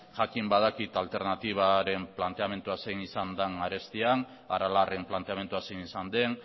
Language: Basque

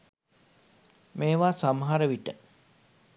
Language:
Sinhala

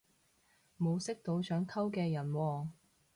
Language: Cantonese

